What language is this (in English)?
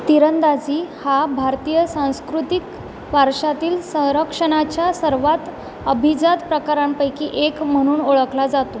Marathi